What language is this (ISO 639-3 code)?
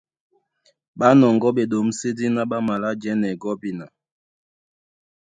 dua